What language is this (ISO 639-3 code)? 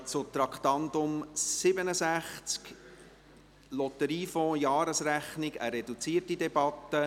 gsw